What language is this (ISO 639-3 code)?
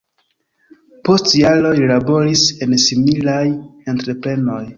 epo